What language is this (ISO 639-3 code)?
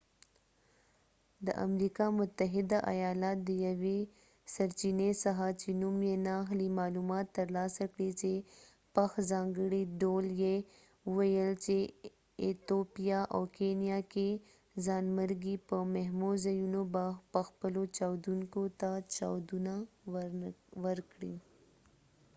pus